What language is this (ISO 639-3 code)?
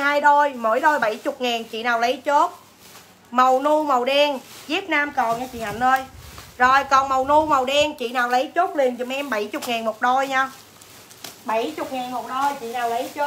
vie